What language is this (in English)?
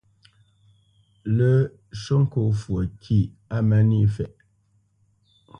Bamenyam